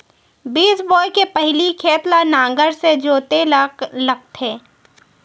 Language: Chhattisgarhi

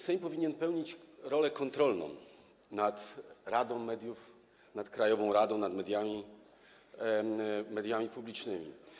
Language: Polish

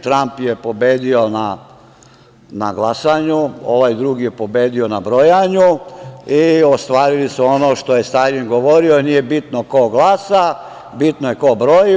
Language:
Serbian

